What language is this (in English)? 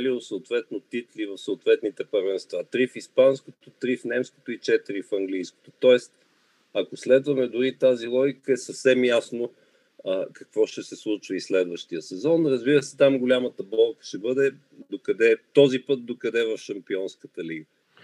Bulgarian